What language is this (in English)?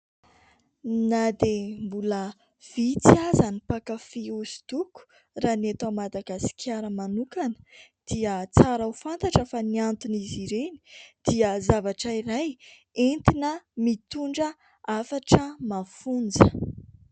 Malagasy